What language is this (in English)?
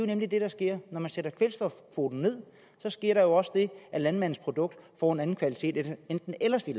Danish